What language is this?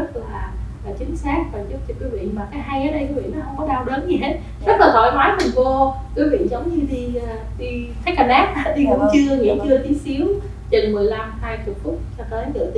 Vietnamese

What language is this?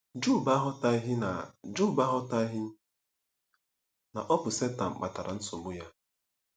Igbo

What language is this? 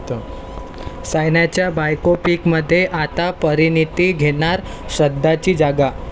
Marathi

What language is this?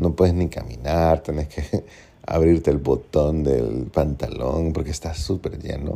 Spanish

